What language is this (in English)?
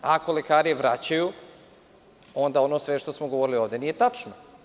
Serbian